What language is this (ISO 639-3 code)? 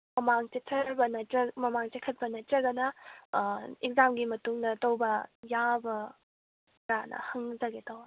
mni